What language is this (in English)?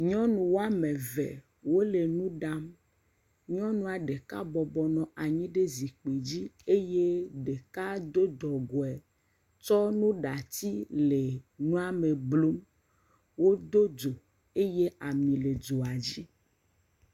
Ewe